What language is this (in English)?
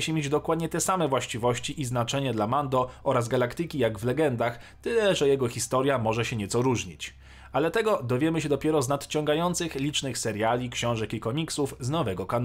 Polish